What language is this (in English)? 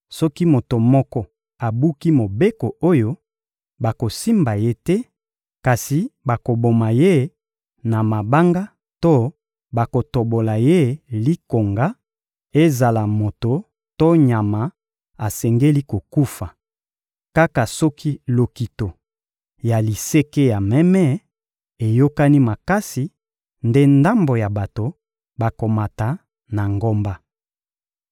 Lingala